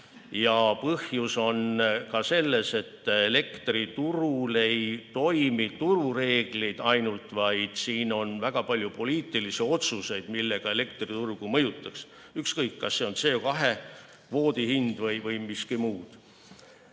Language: Estonian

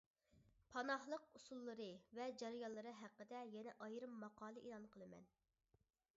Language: Uyghur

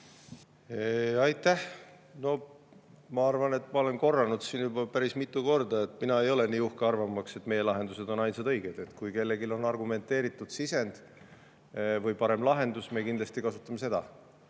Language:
Estonian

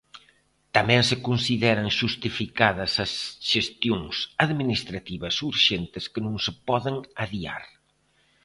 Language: Galician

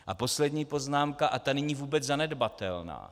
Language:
Czech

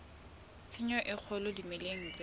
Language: Southern Sotho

